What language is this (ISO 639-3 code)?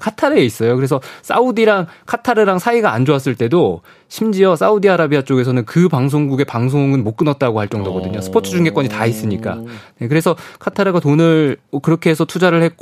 kor